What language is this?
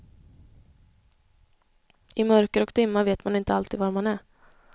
Swedish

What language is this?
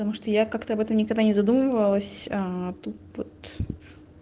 Russian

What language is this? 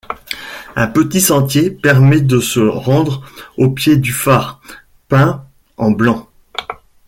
French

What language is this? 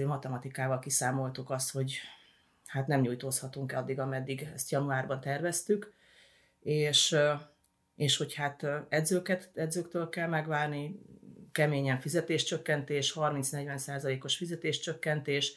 Hungarian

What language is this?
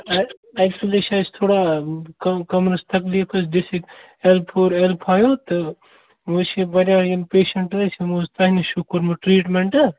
Kashmiri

